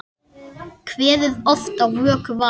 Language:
Icelandic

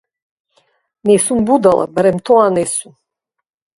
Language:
Macedonian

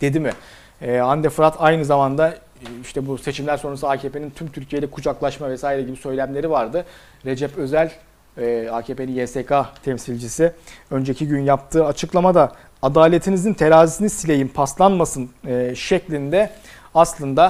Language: Turkish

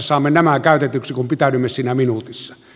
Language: Finnish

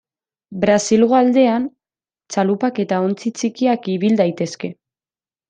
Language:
Basque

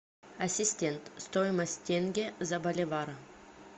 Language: Russian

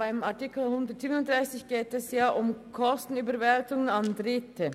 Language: Swiss German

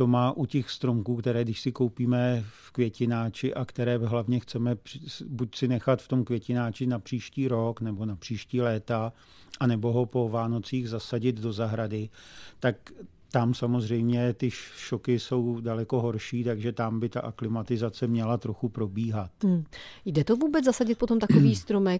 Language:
Czech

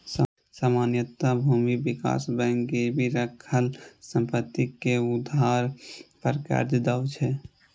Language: Maithili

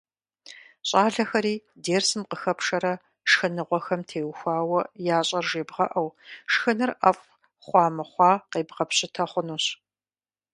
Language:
Kabardian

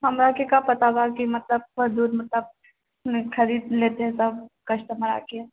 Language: Maithili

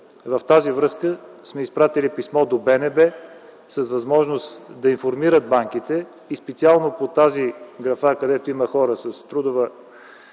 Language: Bulgarian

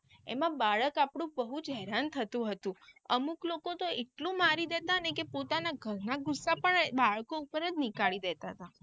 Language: Gujarati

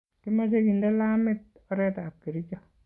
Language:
Kalenjin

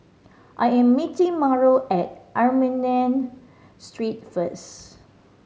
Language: English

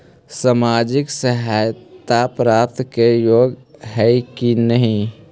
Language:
Magahi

